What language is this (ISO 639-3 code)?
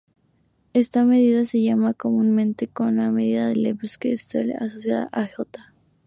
spa